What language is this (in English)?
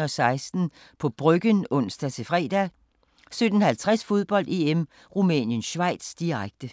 Danish